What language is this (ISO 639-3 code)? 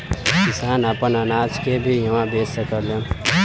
bho